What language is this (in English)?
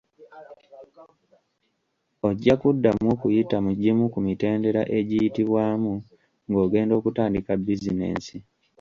Ganda